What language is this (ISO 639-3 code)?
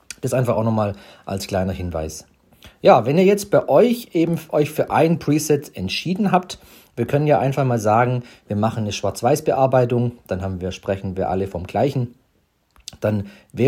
deu